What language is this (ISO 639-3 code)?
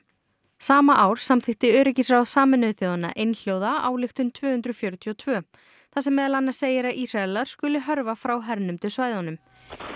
isl